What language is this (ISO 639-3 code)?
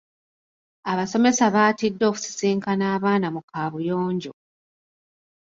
lug